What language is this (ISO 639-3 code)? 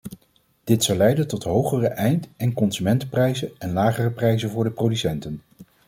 nld